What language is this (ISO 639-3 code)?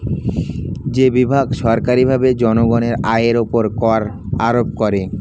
ben